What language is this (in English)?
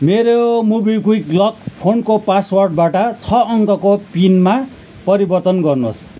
Nepali